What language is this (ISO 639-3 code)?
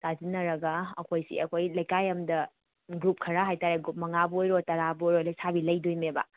mni